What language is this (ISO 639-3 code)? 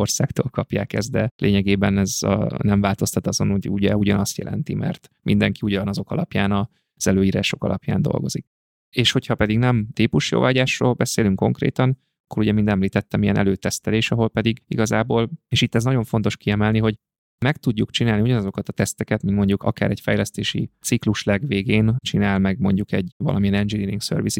hun